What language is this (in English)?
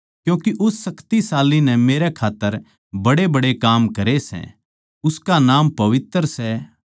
Haryanvi